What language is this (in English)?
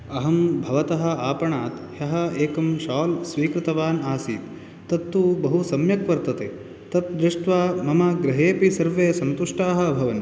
Sanskrit